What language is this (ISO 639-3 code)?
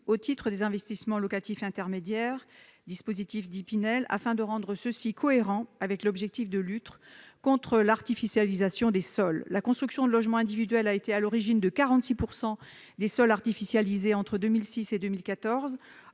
fra